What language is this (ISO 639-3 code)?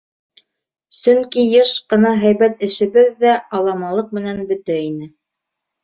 bak